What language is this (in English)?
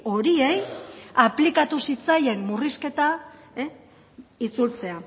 Basque